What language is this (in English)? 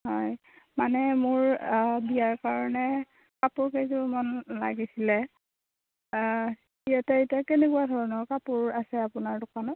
Assamese